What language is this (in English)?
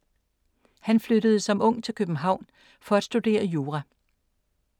Danish